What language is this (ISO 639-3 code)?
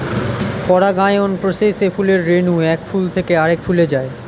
ben